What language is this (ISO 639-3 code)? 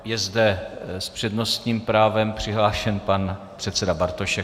ces